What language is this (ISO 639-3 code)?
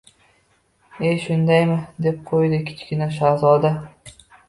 uzb